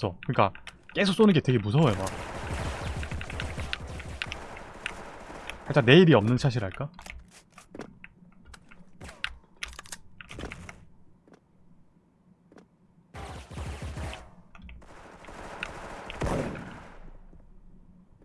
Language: Korean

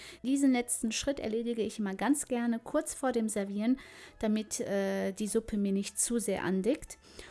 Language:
German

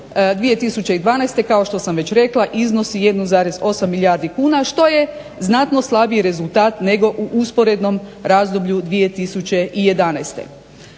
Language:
Croatian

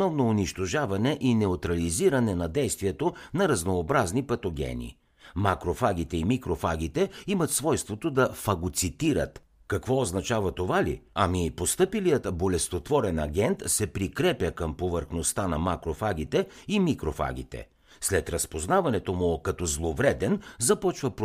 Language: Bulgarian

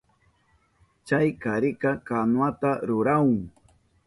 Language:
Southern Pastaza Quechua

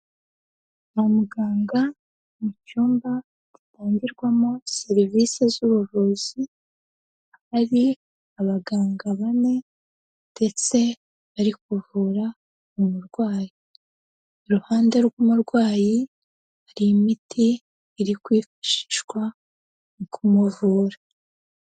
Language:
Kinyarwanda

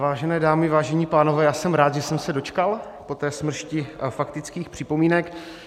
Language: Czech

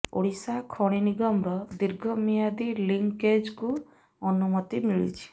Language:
Odia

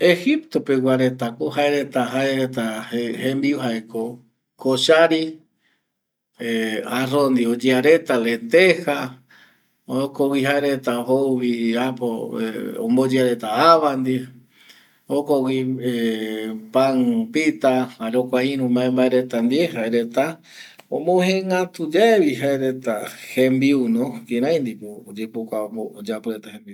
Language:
Eastern Bolivian Guaraní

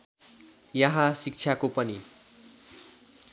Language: Nepali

